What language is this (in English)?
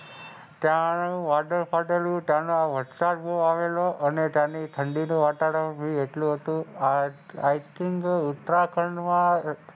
Gujarati